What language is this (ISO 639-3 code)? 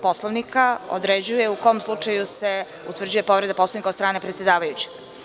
srp